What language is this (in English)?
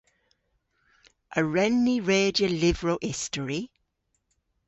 Cornish